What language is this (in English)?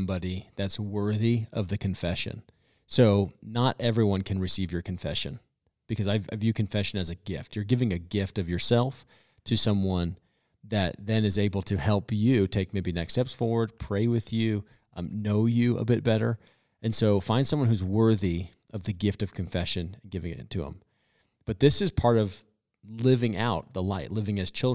English